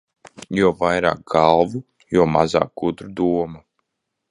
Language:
Latvian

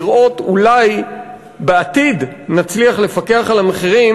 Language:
Hebrew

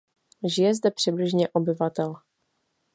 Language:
Czech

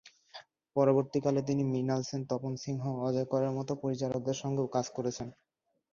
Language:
Bangla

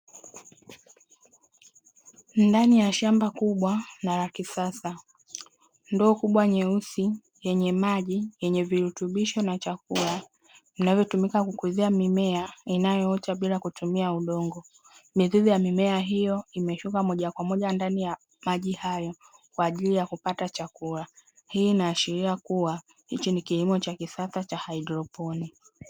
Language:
Swahili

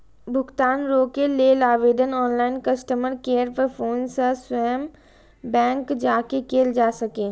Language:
Maithili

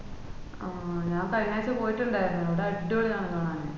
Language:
Malayalam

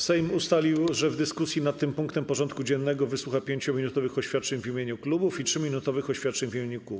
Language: Polish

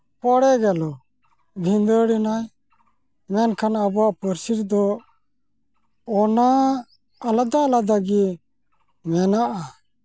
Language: Santali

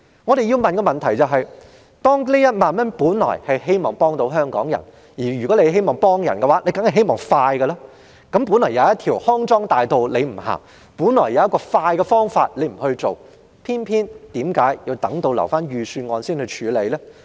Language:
Cantonese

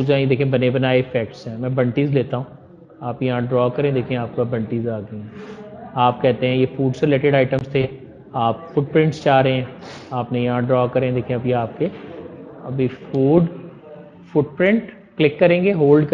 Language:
Hindi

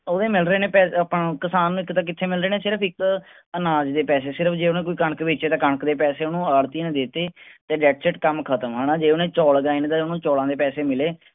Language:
Punjabi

